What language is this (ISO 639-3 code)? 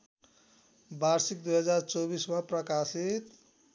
nep